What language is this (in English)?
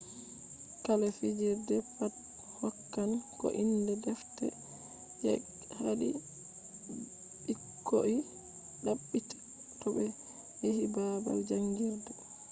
Fula